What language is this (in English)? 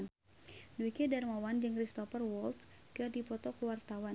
Sundanese